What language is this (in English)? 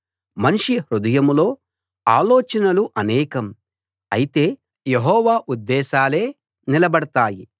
Telugu